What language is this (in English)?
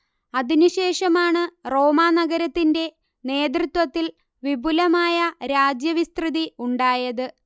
Malayalam